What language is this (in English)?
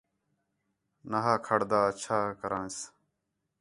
Khetrani